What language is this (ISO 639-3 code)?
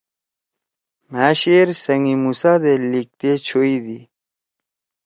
trw